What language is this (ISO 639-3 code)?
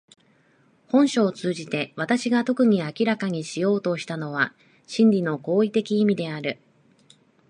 jpn